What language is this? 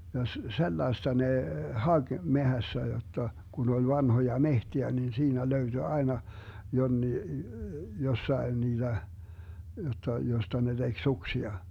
Finnish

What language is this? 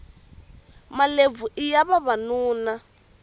Tsonga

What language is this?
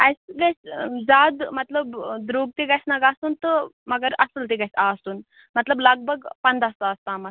Kashmiri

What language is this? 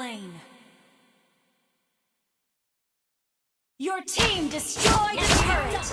Indonesian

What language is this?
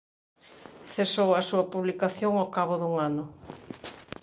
Galician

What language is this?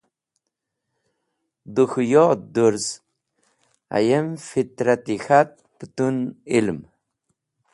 Wakhi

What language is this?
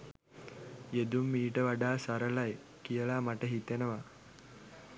Sinhala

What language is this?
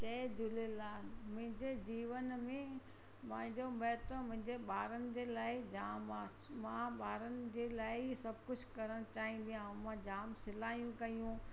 Sindhi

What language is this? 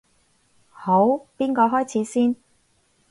Cantonese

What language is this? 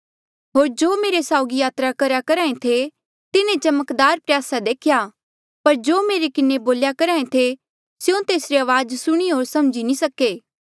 Mandeali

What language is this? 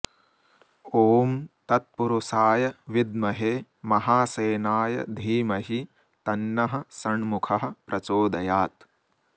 Sanskrit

